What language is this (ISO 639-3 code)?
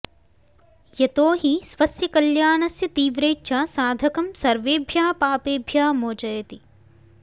san